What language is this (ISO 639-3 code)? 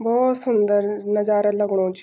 gbm